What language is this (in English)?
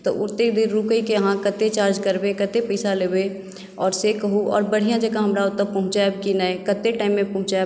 Maithili